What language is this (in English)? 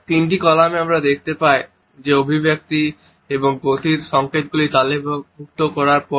Bangla